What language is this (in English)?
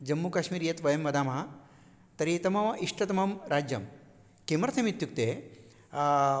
Sanskrit